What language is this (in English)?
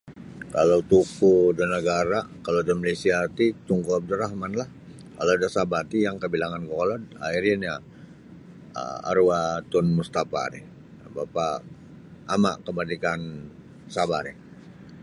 Sabah Bisaya